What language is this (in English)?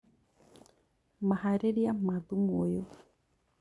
Kikuyu